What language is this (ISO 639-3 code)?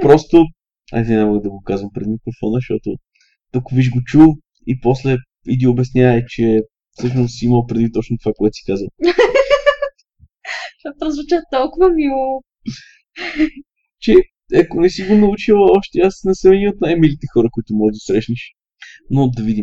bul